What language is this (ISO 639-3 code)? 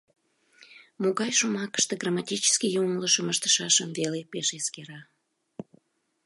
chm